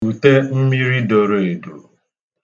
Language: Igbo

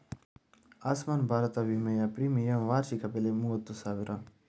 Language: Kannada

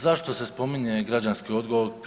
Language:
Croatian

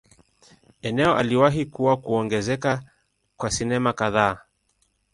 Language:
Swahili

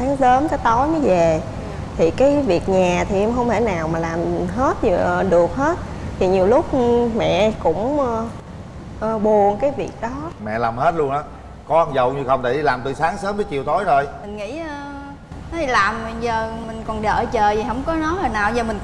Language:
Vietnamese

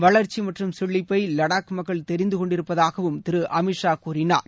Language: Tamil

